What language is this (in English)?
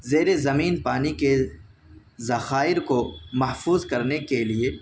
Urdu